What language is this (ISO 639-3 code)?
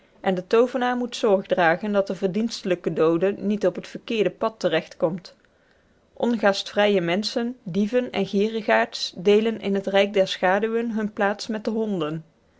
nld